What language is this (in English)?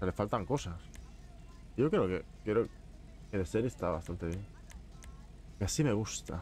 Spanish